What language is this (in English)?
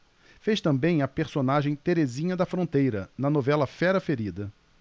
Portuguese